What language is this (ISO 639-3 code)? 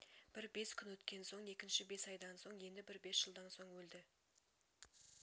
kaz